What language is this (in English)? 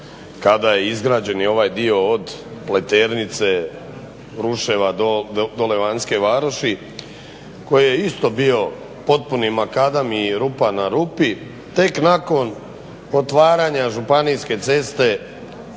Croatian